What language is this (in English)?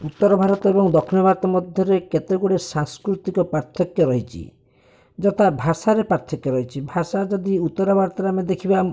Odia